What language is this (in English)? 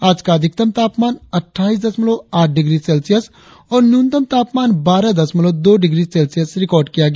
Hindi